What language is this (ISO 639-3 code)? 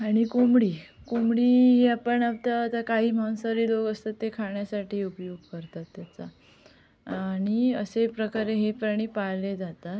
mar